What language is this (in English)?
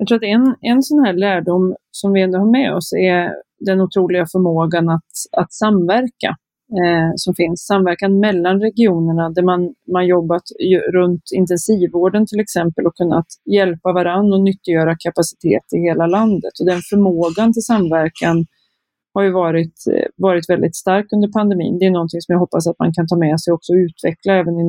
Swedish